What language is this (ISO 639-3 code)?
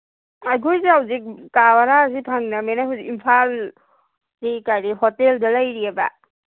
mni